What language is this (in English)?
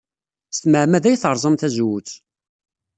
Kabyle